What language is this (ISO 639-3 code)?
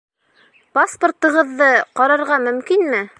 bak